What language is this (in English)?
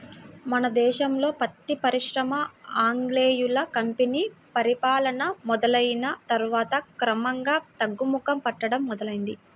Telugu